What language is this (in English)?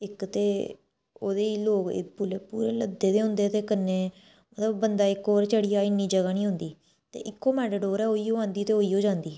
Dogri